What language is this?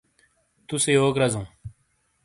Shina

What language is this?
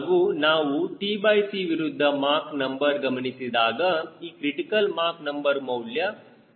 Kannada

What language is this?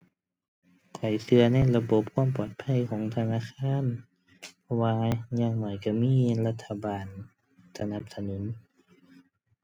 Thai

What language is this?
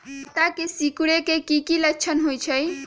Magahi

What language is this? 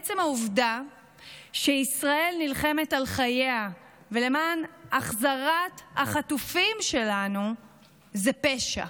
Hebrew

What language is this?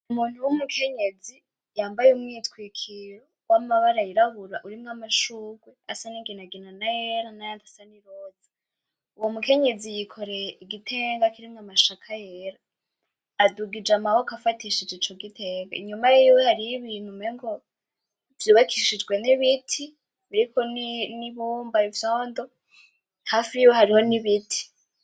Rundi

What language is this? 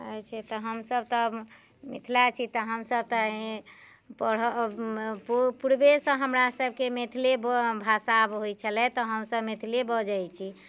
Maithili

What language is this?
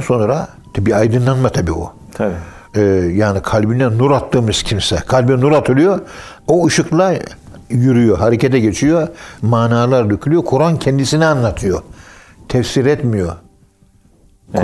Turkish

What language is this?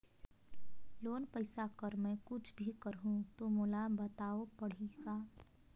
Chhattisgarhi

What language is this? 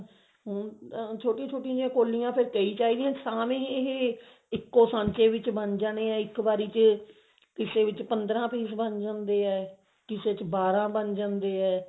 Punjabi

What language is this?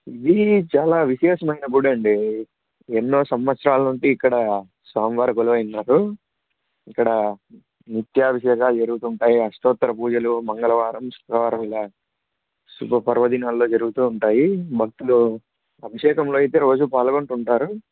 Telugu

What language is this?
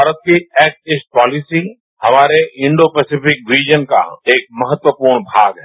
Hindi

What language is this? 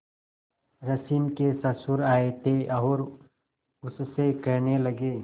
Hindi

